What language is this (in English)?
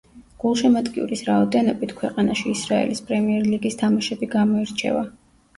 Georgian